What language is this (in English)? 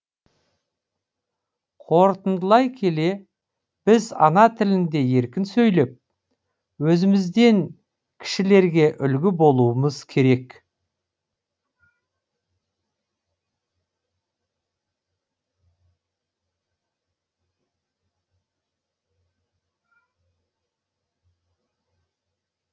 Kazakh